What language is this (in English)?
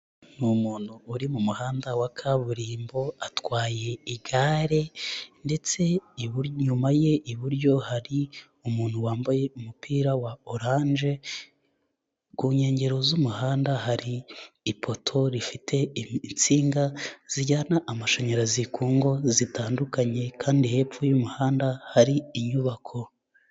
Kinyarwanda